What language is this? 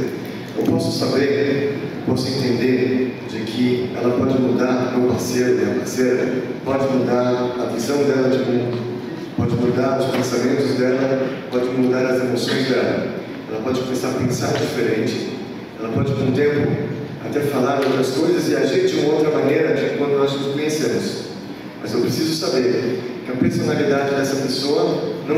Portuguese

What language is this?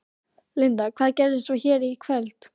Icelandic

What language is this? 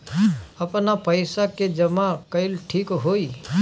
Bhojpuri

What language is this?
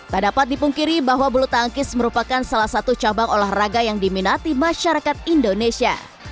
Indonesian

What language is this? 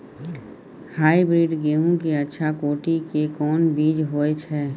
Maithili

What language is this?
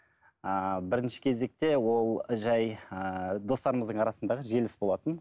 Kazakh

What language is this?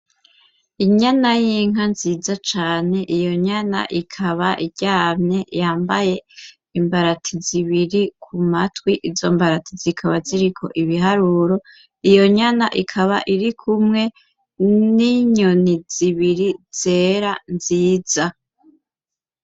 Rundi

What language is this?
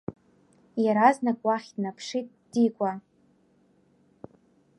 Abkhazian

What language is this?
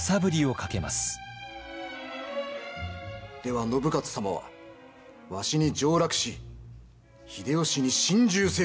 Japanese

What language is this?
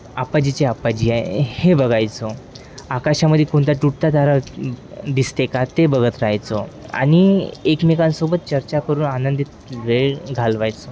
Marathi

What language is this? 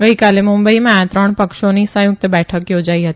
Gujarati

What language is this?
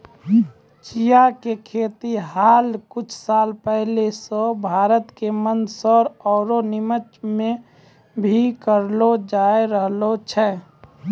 Maithili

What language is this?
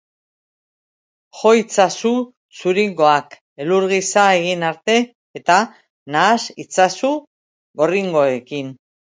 Basque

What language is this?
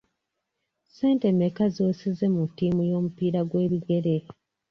Ganda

